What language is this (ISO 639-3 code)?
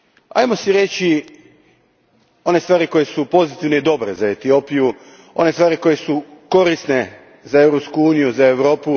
hrv